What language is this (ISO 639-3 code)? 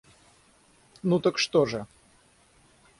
rus